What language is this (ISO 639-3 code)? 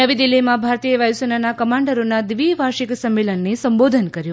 guj